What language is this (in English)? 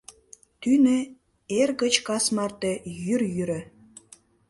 Mari